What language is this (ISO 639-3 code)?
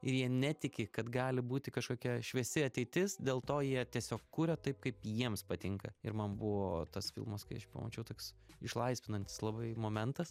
lit